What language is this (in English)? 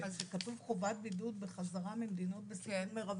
Hebrew